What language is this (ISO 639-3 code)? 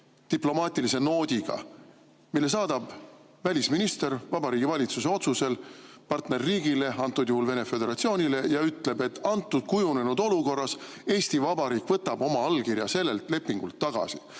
est